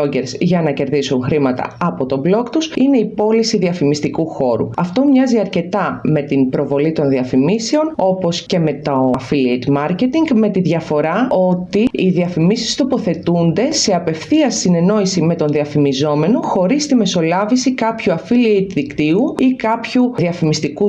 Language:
Greek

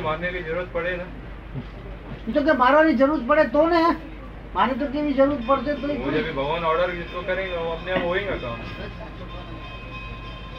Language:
Gujarati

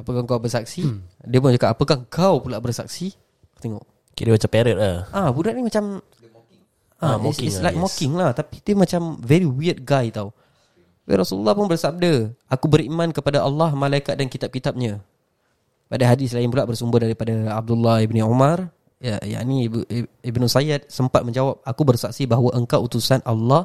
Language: Malay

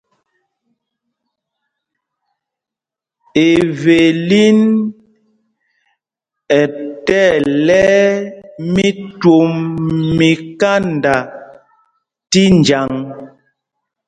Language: Mpumpong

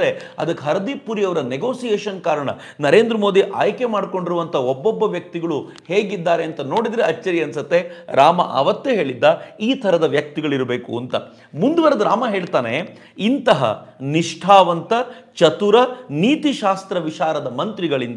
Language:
Kannada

